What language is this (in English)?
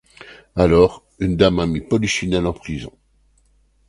French